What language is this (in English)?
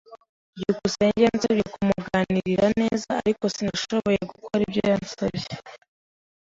Kinyarwanda